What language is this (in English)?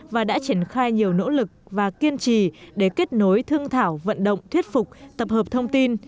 Vietnamese